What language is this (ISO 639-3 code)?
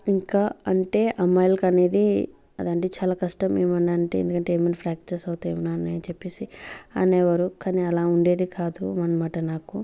tel